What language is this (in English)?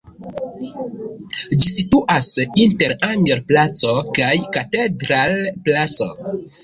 Esperanto